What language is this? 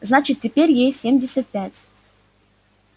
Russian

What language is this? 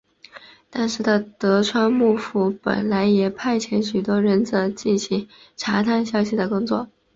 Chinese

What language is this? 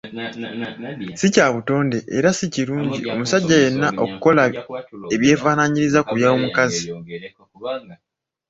Ganda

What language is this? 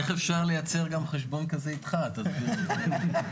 Hebrew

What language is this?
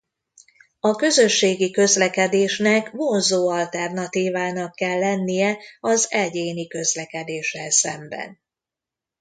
Hungarian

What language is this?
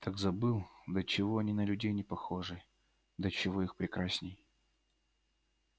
Russian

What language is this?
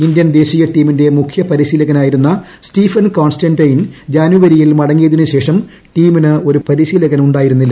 Malayalam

